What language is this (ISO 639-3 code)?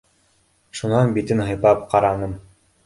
bak